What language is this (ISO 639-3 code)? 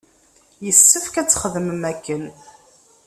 kab